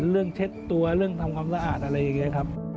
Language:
Thai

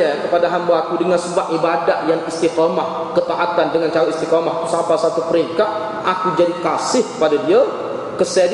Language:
Malay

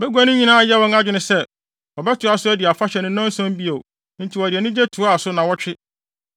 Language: Akan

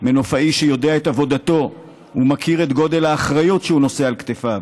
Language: Hebrew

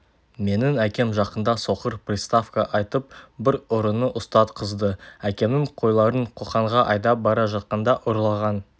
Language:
Kazakh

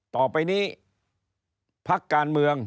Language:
Thai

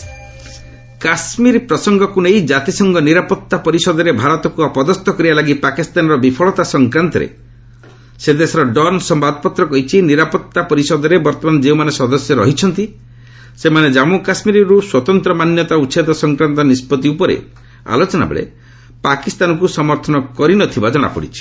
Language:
Odia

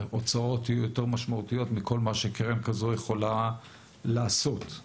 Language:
Hebrew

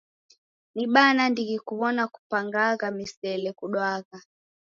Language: Taita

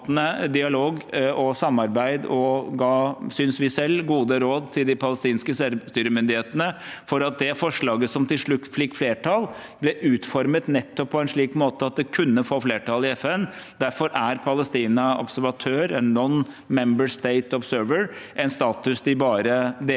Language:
Norwegian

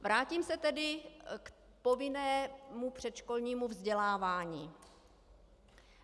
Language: Czech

